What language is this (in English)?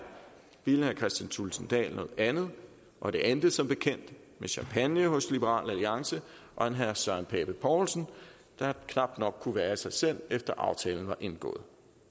Danish